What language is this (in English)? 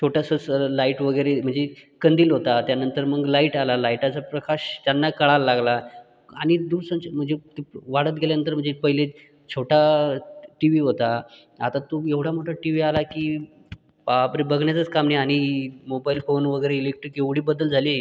Marathi